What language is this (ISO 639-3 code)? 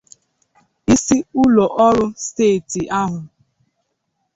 ibo